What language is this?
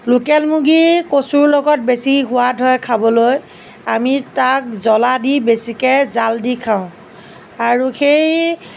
Assamese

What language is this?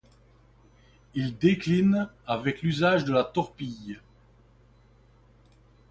French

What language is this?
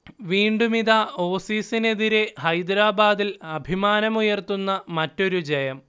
Malayalam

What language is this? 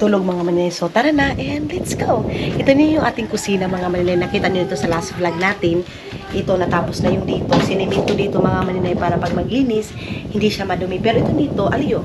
Filipino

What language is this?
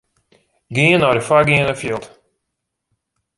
Western Frisian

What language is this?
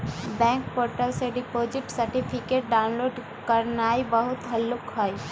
Magahi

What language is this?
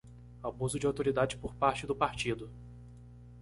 Portuguese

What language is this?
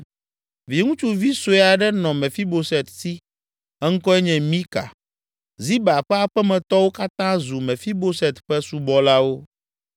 Ewe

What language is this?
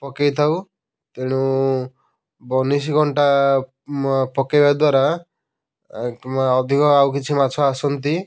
Odia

